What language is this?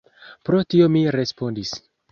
Esperanto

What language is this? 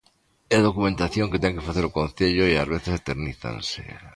Galician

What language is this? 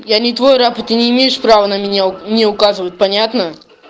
Russian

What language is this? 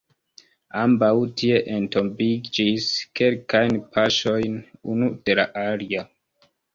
Esperanto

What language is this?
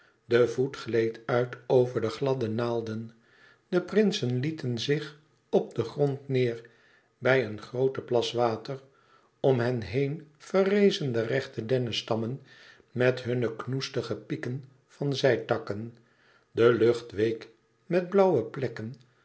Dutch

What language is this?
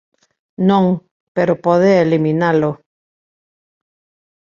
Galician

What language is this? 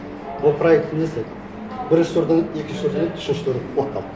Kazakh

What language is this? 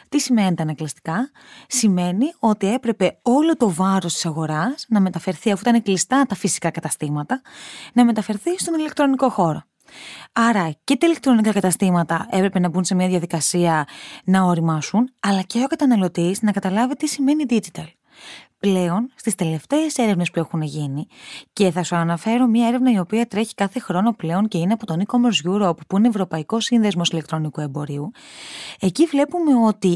Greek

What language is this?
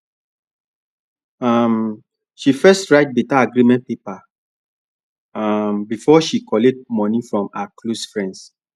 Nigerian Pidgin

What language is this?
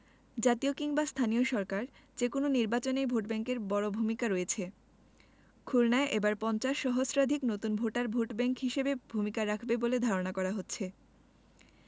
Bangla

